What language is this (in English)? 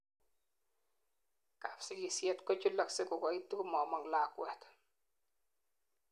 Kalenjin